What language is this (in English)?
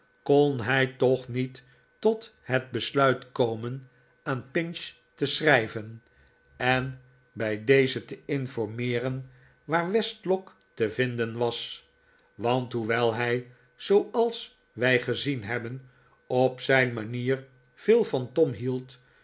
Dutch